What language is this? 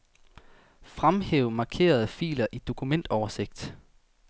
Danish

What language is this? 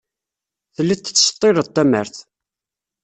Kabyle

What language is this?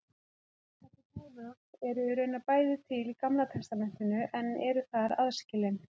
Icelandic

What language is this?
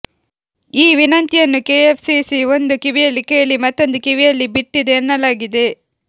Kannada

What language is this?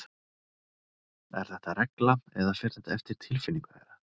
Icelandic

